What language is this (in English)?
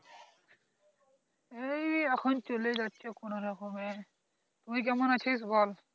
Bangla